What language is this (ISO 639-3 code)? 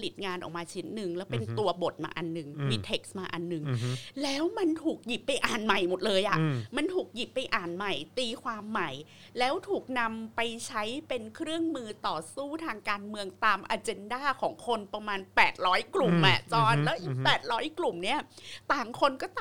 tha